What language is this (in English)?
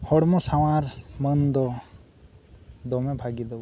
Santali